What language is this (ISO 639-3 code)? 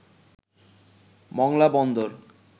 ben